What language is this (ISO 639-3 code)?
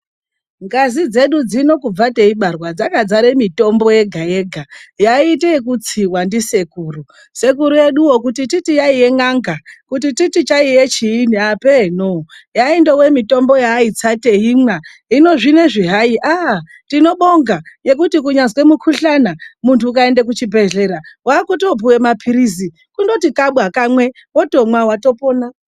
ndc